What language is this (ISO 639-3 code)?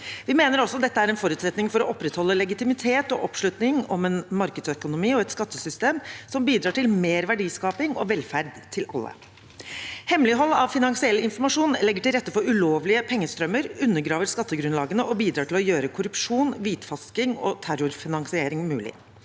nor